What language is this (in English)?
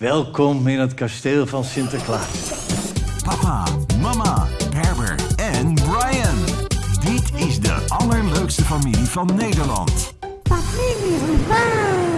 Dutch